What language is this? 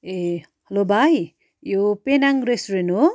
Nepali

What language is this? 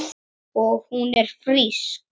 Icelandic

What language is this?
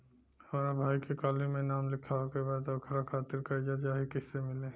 Bhojpuri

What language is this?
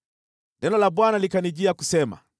Swahili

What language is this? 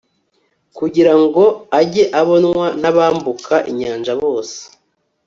Kinyarwanda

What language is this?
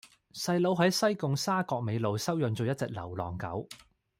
Cantonese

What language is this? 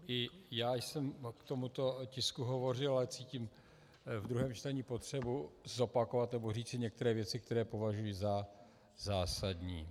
Czech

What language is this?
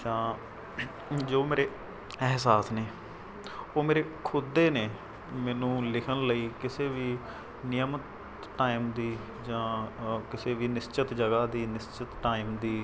Punjabi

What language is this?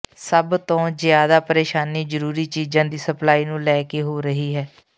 Punjabi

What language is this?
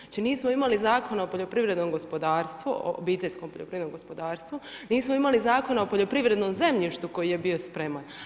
Croatian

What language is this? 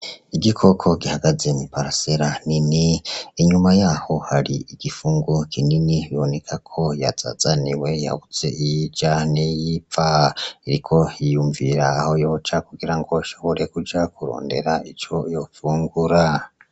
Rundi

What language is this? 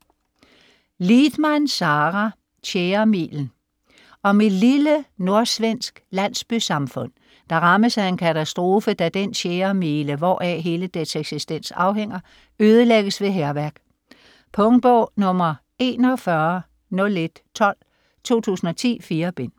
Danish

